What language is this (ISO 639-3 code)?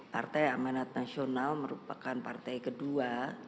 ind